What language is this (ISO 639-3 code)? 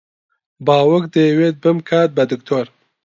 ckb